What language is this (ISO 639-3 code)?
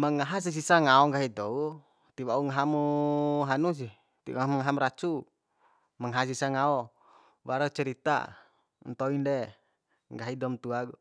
bhp